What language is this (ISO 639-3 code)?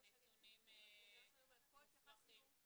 heb